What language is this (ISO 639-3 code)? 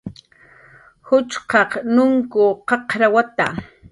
jqr